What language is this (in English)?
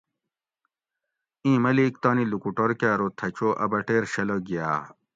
Gawri